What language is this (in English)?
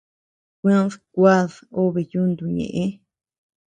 Tepeuxila Cuicatec